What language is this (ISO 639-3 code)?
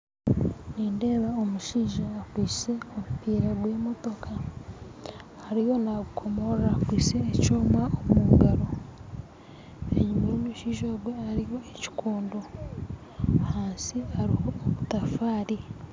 nyn